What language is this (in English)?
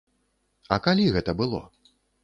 Belarusian